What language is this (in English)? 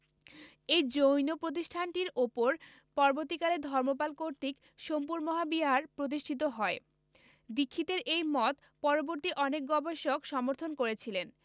Bangla